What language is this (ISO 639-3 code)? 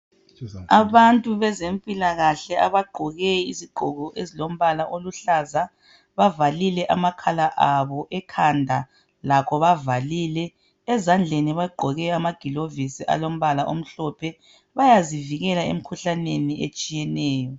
nde